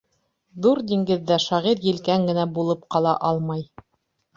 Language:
Bashkir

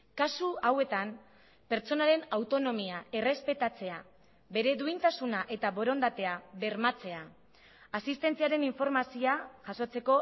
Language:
Basque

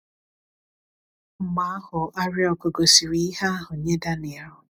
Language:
Igbo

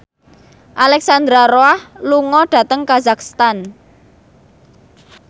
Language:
Javanese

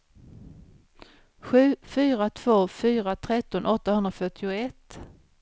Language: Swedish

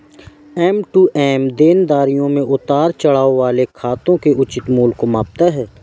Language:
Hindi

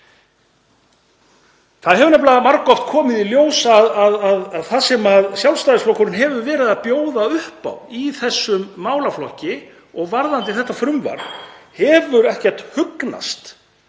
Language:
Icelandic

